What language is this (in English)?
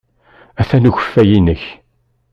Kabyle